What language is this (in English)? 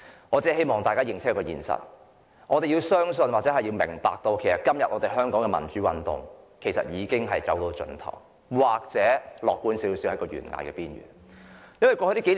Cantonese